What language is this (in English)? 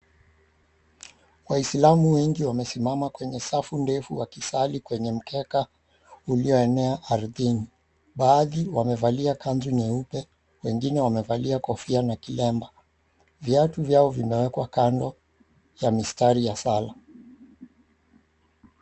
Swahili